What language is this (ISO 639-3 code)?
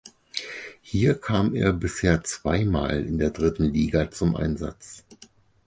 deu